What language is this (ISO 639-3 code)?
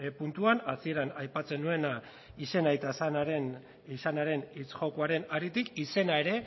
eus